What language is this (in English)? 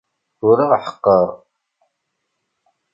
Kabyle